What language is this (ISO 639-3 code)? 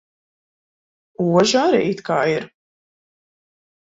lav